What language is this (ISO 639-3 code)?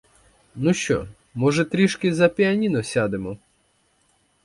ukr